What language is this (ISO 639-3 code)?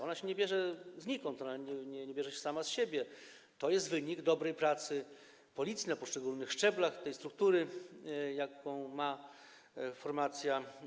pol